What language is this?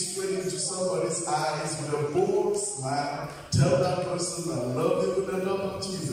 Polish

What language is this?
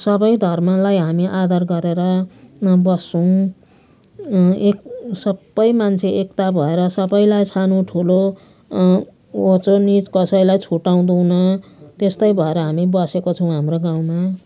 Nepali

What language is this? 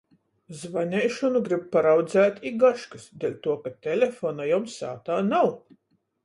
Latgalian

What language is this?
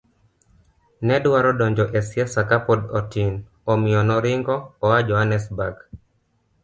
Luo (Kenya and Tanzania)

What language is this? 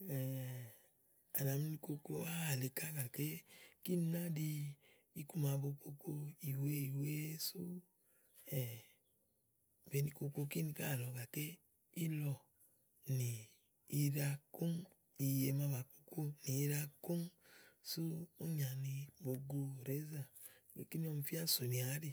Igo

